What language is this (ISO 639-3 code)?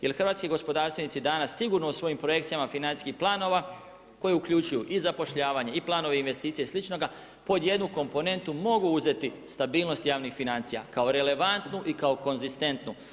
hrv